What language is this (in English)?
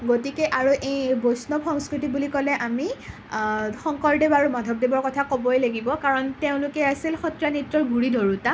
Assamese